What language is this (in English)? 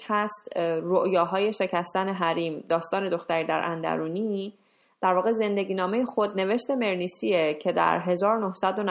Persian